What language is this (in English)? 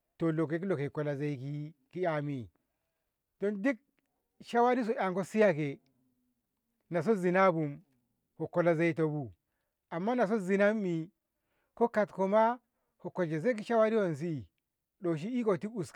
Ngamo